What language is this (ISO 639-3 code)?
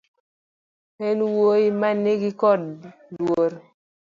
luo